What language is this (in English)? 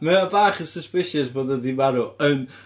Welsh